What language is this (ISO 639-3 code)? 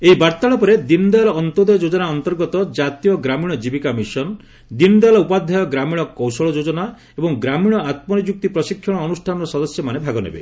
ori